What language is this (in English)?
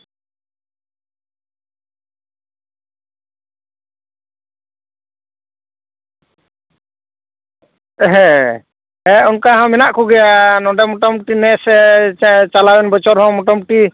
Santali